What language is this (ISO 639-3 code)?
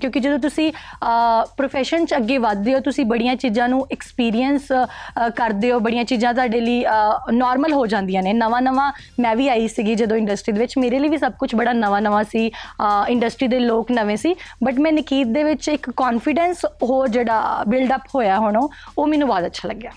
pan